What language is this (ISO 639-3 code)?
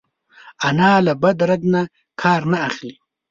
pus